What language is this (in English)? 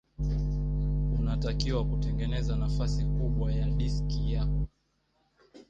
Swahili